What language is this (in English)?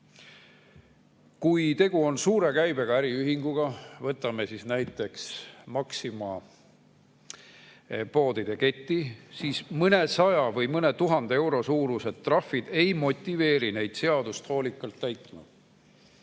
Estonian